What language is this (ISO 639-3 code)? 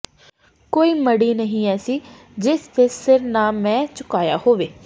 pan